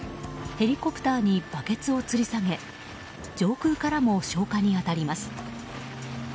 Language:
Japanese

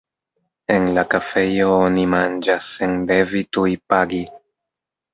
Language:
Esperanto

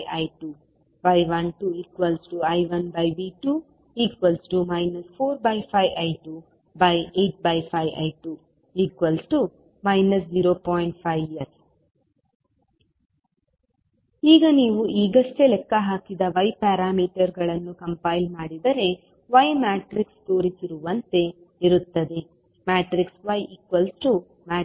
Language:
Kannada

